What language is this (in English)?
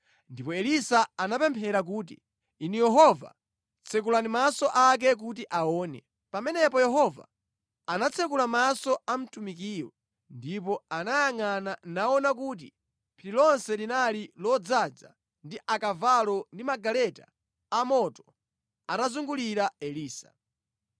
Nyanja